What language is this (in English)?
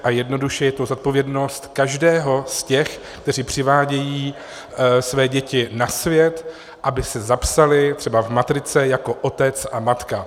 Czech